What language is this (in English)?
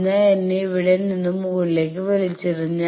Malayalam